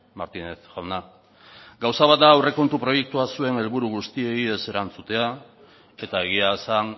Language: Basque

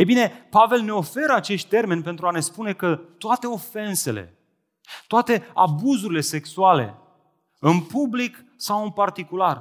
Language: Romanian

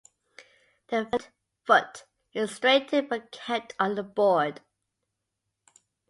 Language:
English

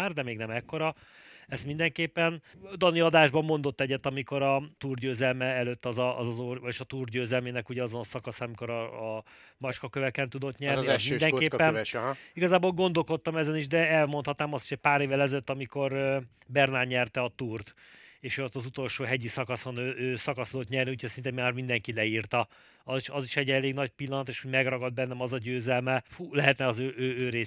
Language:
Hungarian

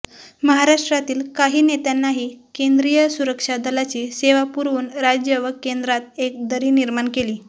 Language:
Marathi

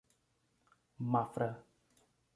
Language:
Portuguese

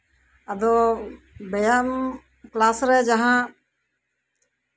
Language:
Santali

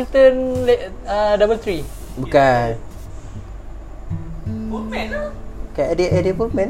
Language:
Malay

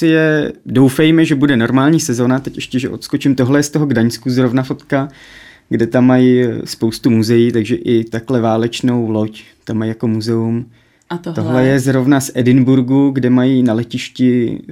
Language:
Czech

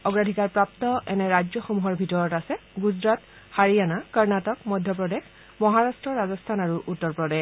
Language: Assamese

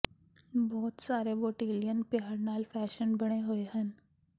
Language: Punjabi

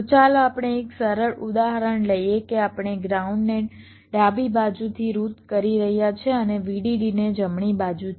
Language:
Gujarati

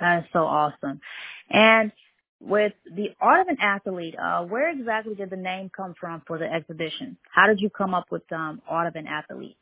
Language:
English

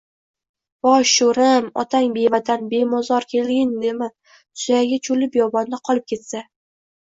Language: Uzbek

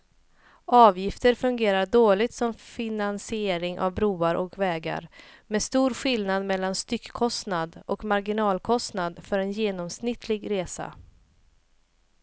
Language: Swedish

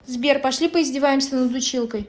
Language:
Russian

